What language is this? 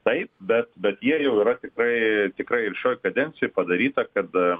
Lithuanian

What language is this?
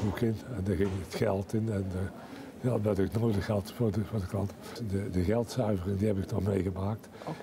Dutch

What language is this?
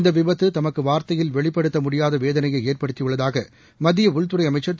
Tamil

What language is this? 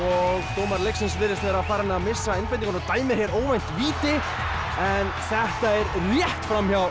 Icelandic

